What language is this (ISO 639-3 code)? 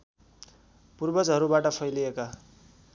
nep